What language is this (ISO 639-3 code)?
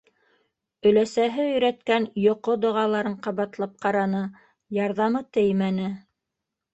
bak